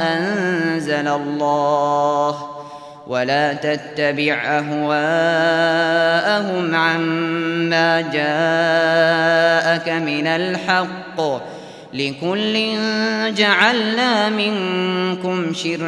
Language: Arabic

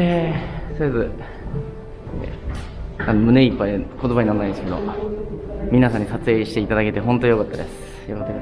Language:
Japanese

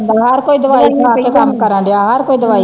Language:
Punjabi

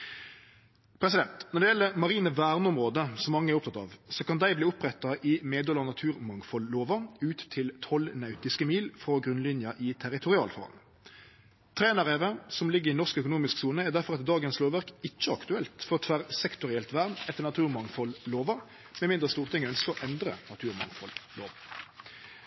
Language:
Norwegian Nynorsk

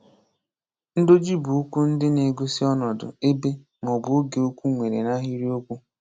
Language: Igbo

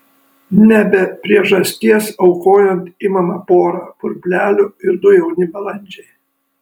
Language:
Lithuanian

